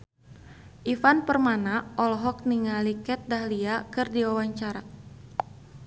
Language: Sundanese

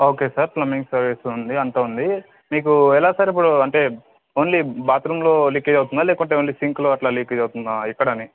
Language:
Telugu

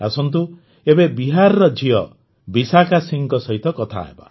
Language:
Odia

